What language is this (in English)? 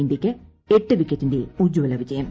Malayalam